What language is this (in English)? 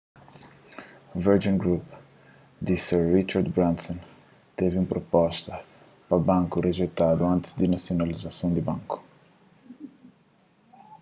Kabuverdianu